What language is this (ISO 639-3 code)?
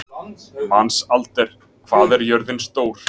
isl